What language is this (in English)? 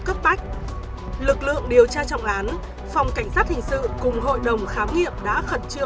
Vietnamese